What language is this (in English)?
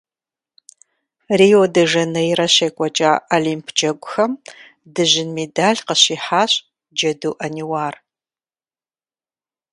Kabardian